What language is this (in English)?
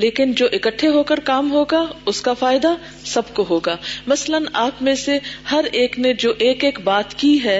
Urdu